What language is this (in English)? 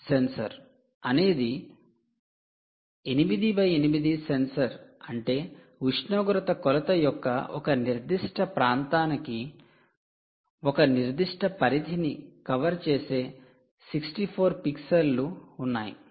Telugu